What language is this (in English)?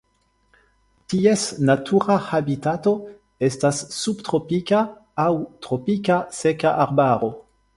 Esperanto